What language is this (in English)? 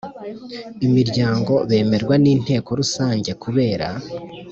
Kinyarwanda